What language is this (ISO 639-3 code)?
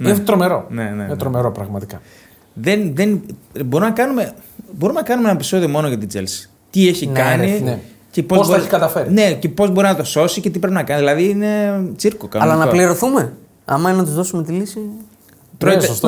ell